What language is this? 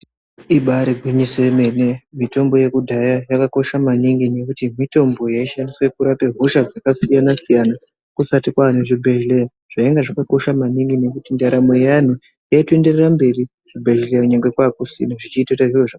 Ndau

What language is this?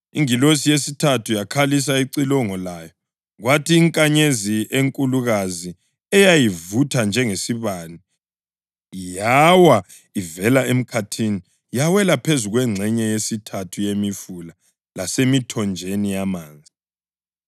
North Ndebele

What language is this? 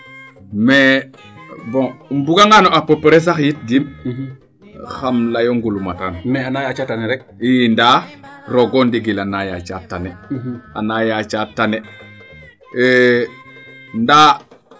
Serer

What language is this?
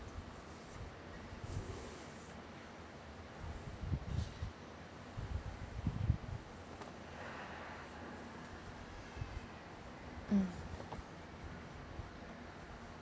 English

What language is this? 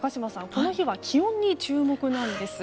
Japanese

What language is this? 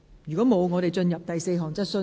Cantonese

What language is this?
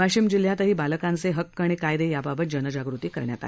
Marathi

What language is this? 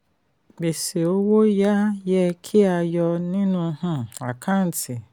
Yoruba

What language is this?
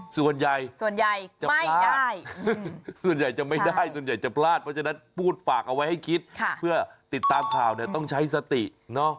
Thai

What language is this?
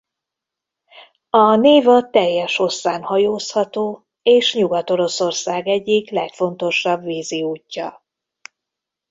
Hungarian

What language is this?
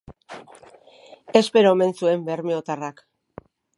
Basque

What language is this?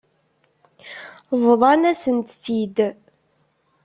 Kabyle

